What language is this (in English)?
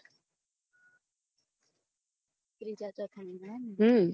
Gujarati